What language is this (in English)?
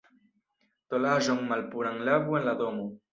Esperanto